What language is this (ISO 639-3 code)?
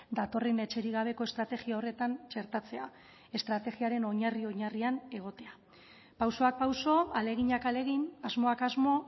eus